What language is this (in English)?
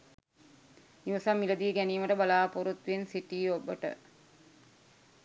Sinhala